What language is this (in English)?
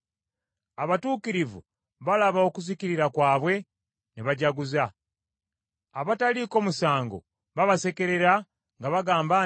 Ganda